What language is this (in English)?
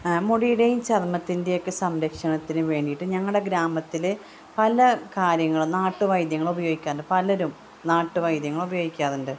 Malayalam